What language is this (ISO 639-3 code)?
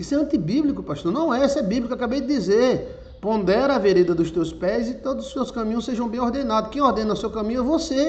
por